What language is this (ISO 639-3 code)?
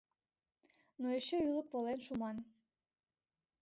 chm